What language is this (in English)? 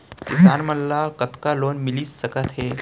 Chhattisgarhi